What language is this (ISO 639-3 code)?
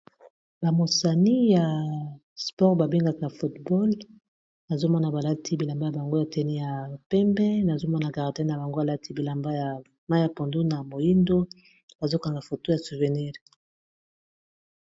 lin